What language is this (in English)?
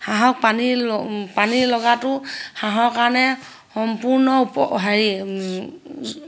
Assamese